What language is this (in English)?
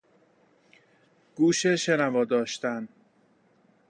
Persian